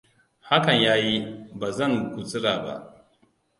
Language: Hausa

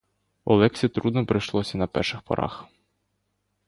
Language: Ukrainian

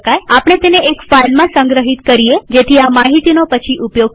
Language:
Gujarati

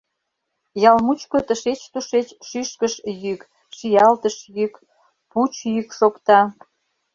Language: Mari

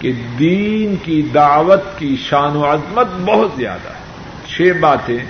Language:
Urdu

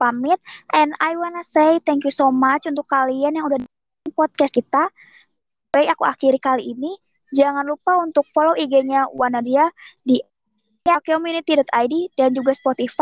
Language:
Indonesian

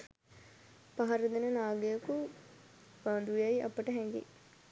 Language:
Sinhala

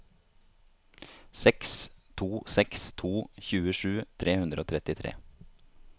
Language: Norwegian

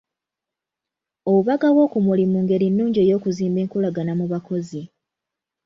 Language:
Ganda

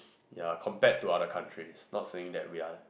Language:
English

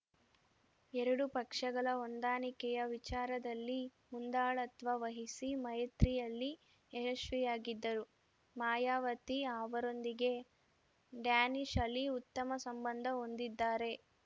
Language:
Kannada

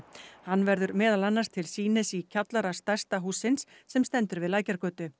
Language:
Icelandic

